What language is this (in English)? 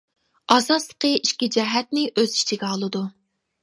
Uyghur